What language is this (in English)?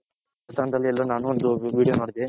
Kannada